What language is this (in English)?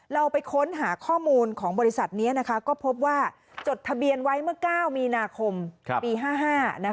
Thai